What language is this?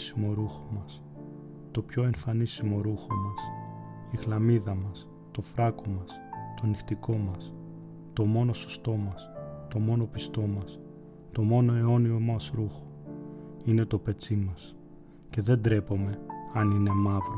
Greek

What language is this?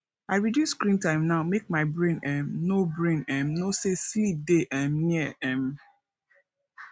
Nigerian Pidgin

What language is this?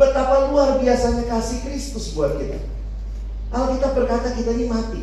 Indonesian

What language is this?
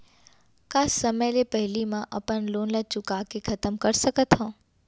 Chhattisgarhi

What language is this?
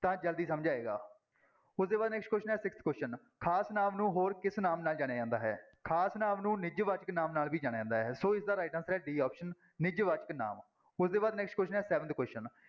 Punjabi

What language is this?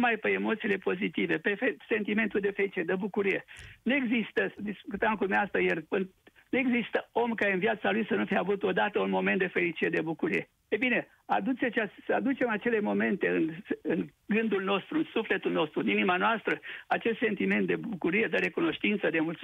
Romanian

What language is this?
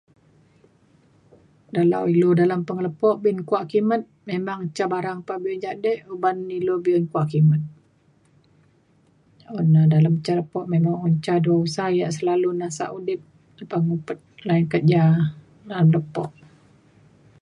Mainstream Kenyah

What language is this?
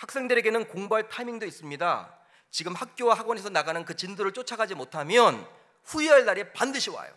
Korean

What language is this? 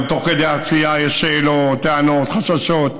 Hebrew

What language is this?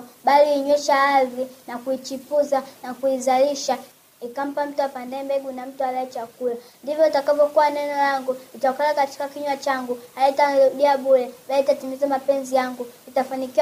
Swahili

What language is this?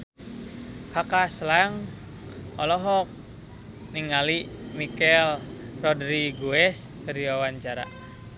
Sundanese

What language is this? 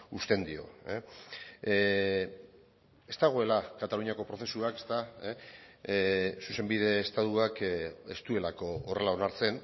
Basque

